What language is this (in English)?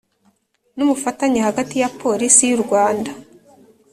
Kinyarwanda